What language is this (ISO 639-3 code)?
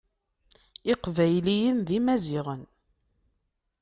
kab